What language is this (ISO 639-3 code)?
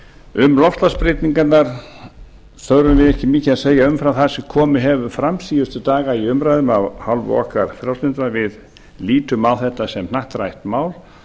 isl